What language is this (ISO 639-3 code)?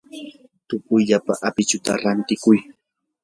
qur